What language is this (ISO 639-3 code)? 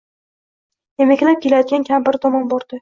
uzb